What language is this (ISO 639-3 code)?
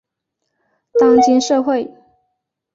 zho